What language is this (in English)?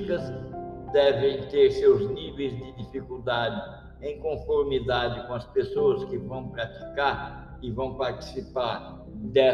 Portuguese